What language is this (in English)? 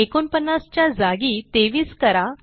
Marathi